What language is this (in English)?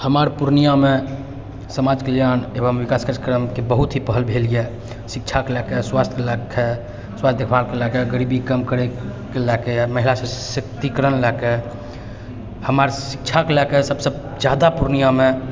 Maithili